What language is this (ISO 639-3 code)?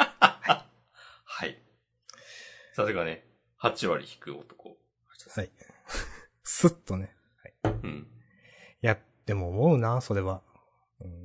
jpn